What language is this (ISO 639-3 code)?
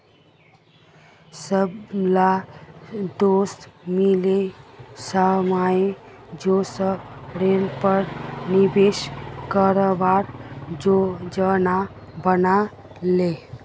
mag